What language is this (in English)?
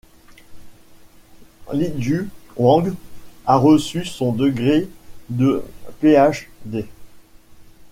French